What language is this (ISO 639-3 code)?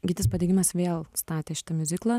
lit